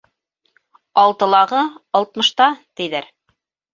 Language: Bashkir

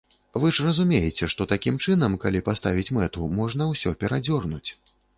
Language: Belarusian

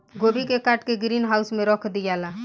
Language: Bhojpuri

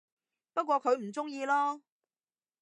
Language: Cantonese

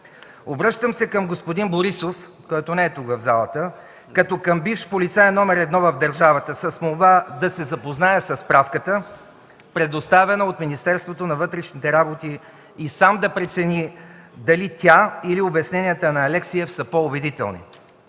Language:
Bulgarian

